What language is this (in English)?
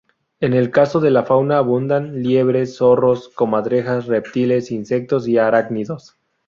Spanish